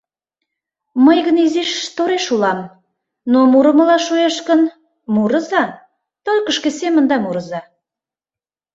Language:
Mari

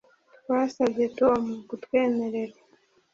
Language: Kinyarwanda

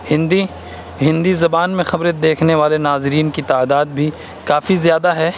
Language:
Urdu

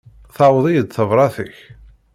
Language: Kabyle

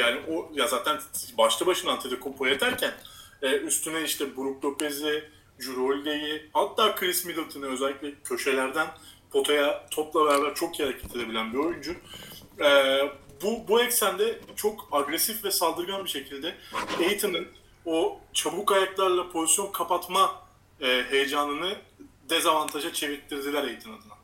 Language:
Turkish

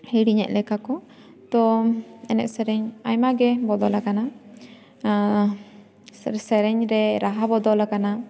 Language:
Santali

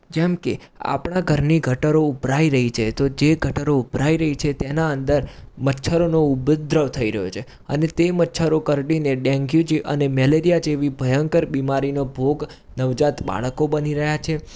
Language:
Gujarati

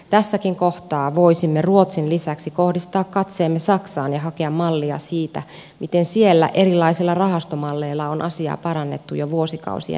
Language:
Finnish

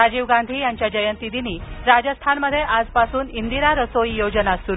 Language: Marathi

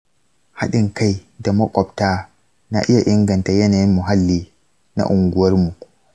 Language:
Hausa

